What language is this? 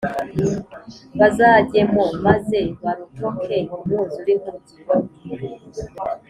Kinyarwanda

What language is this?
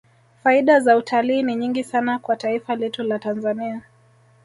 Swahili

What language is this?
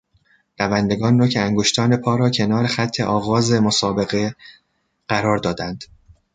Persian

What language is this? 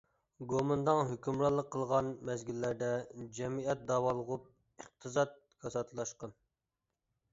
Uyghur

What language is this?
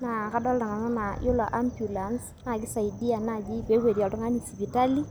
Masai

